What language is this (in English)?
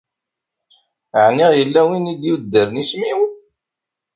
Kabyle